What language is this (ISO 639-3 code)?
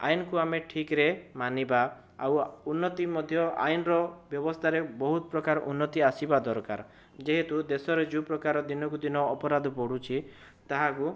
ori